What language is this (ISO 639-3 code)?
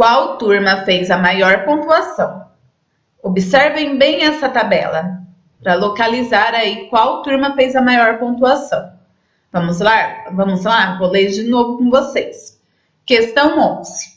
por